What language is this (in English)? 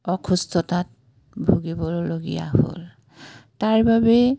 Assamese